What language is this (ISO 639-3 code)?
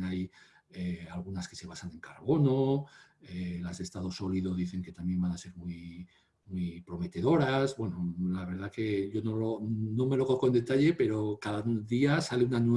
spa